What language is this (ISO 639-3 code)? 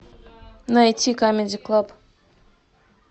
rus